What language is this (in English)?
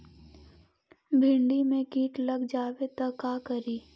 Magahi